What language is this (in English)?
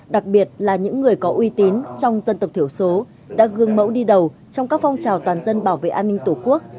Vietnamese